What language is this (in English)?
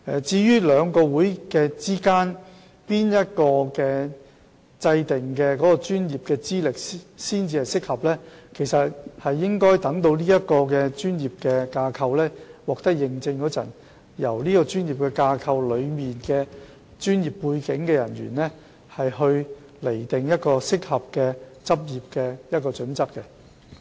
Cantonese